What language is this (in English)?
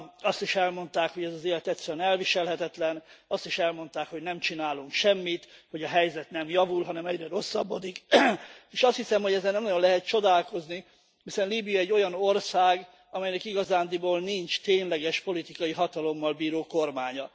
Hungarian